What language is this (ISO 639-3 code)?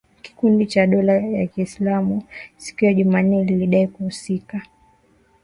swa